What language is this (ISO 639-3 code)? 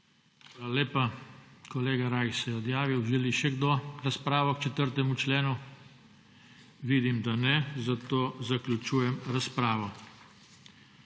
slv